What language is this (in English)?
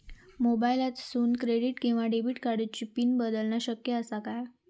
Marathi